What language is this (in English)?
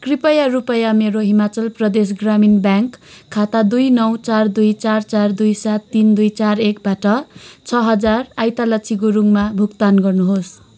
Nepali